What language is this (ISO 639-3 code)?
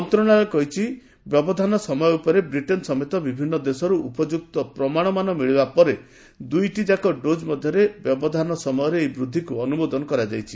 ori